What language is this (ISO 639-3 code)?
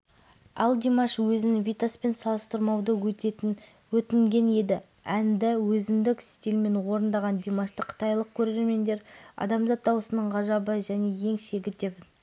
kaz